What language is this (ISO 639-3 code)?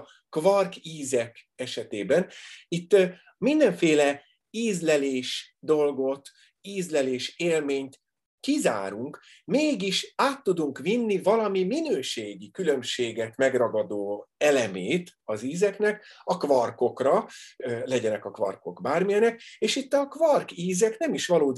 hun